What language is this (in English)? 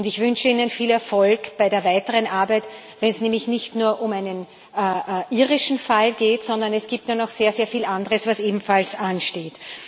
German